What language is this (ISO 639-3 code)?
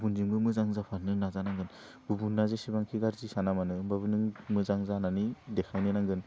brx